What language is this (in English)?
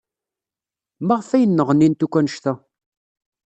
Kabyle